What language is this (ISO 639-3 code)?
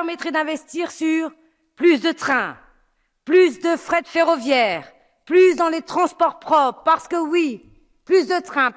fra